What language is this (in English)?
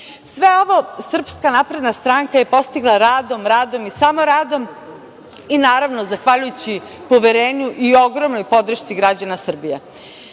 Serbian